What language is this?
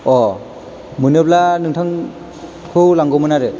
Bodo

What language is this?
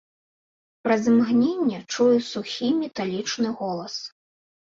Belarusian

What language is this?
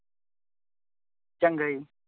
Punjabi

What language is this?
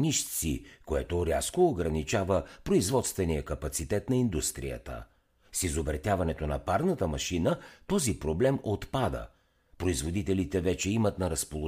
Bulgarian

